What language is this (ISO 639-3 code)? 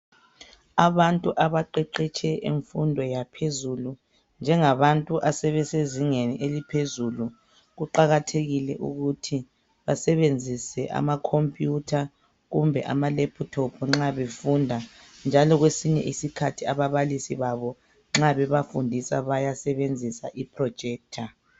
nde